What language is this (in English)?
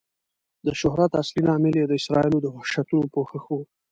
Pashto